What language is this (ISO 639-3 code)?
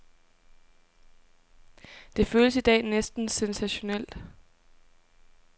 dan